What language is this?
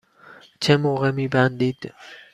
Persian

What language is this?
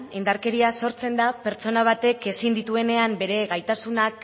Basque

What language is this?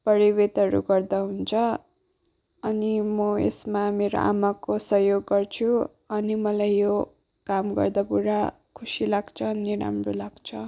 Nepali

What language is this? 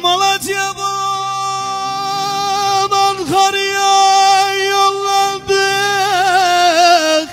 Turkish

